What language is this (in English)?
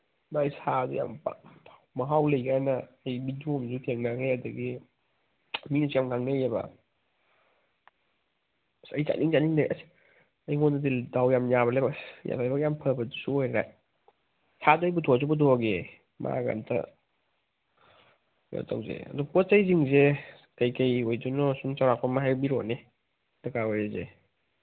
Manipuri